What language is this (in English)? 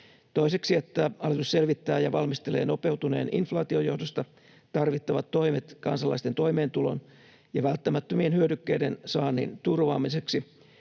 Finnish